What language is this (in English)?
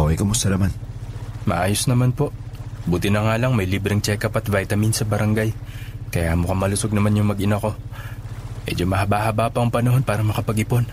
Filipino